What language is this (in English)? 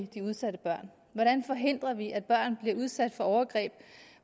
Danish